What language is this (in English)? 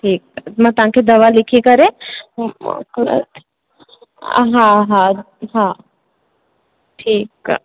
Sindhi